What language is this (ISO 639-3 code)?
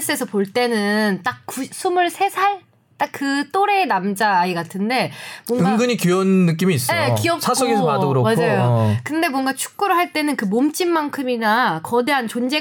kor